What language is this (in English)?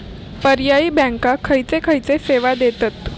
Marathi